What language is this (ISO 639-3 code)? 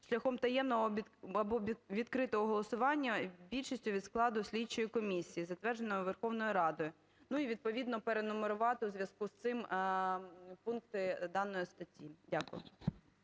ukr